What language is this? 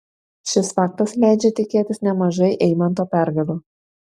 Lithuanian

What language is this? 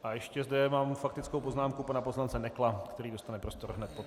Czech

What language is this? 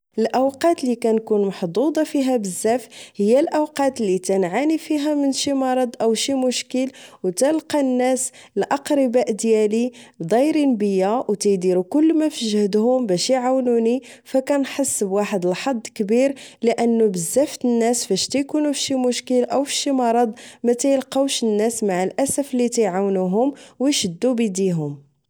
Moroccan Arabic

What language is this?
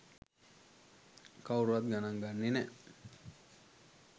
Sinhala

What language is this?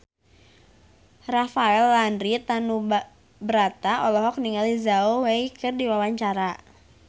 Sundanese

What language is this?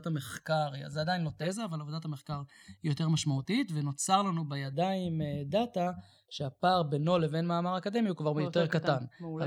Hebrew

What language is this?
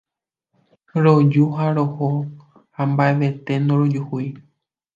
Guarani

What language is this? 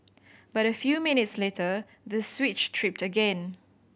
English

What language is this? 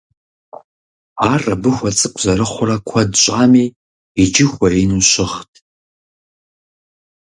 Kabardian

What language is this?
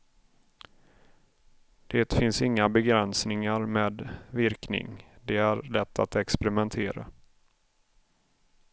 Swedish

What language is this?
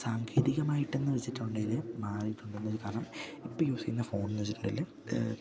Malayalam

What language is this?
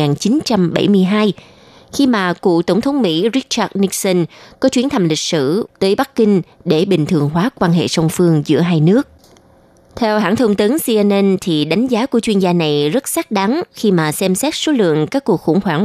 Vietnamese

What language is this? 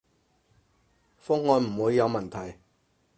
Cantonese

